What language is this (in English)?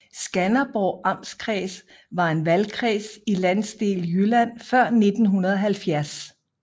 Danish